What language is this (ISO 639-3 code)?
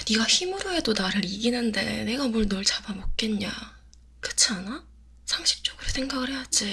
kor